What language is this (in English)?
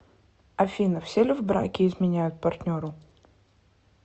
Russian